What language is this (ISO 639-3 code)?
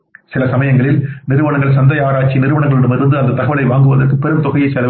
tam